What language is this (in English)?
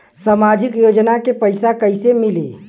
Bhojpuri